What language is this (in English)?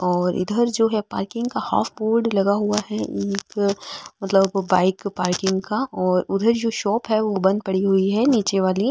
Marwari